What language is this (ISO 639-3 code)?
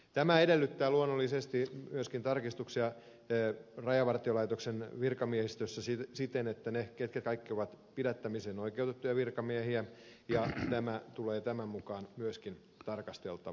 fin